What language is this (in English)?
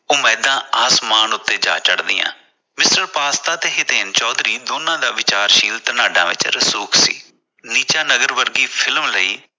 Punjabi